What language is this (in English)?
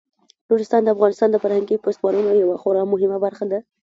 Pashto